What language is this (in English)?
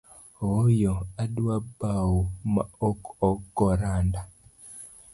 Luo (Kenya and Tanzania)